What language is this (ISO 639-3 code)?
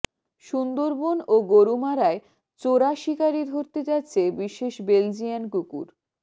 ben